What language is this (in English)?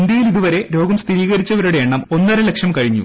Malayalam